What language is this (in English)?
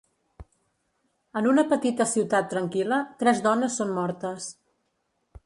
Catalan